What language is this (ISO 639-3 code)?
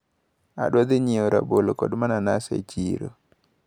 luo